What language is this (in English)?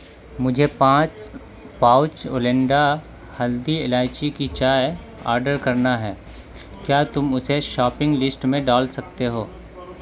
Urdu